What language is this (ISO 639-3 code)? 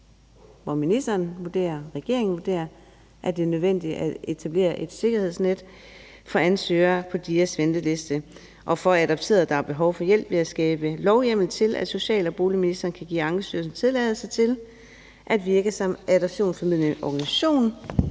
dan